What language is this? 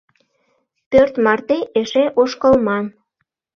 Mari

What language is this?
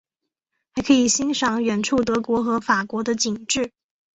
Chinese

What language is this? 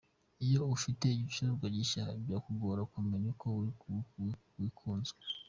Kinyarwanda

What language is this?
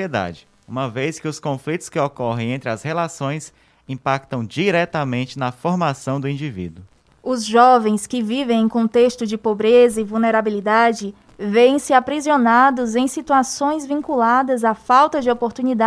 Portuguese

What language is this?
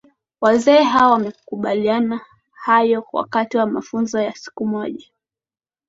Swahili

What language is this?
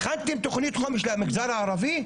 Hebrew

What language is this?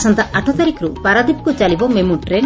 Odia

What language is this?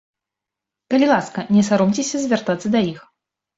Belarusian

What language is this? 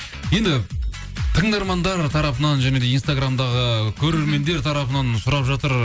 Kazakh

